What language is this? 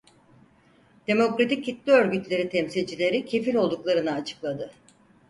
Turkish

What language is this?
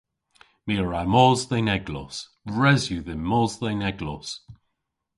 Cornish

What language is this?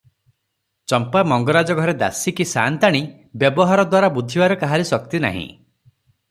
Odia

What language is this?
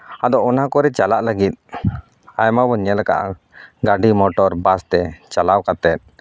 Santali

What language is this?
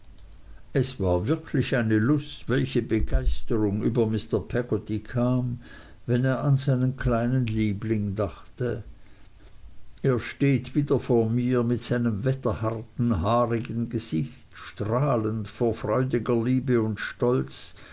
German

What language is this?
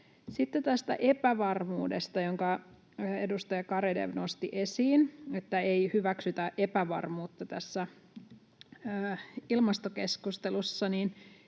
Finnish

